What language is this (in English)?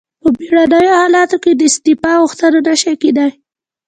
Pashto